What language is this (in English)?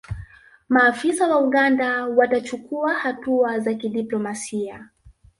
Swahili